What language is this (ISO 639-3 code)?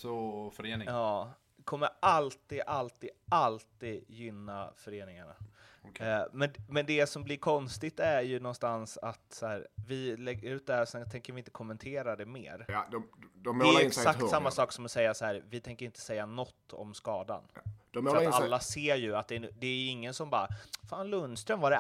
swe